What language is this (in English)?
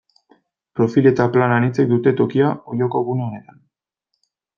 Basque